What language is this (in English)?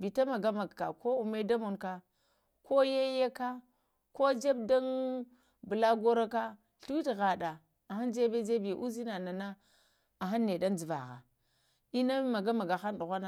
Lamang